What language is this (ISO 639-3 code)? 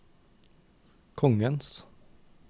nor